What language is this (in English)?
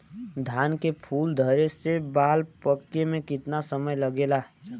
Bhojpuri